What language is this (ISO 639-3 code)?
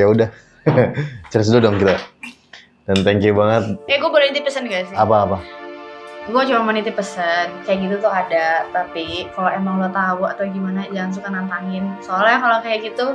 ind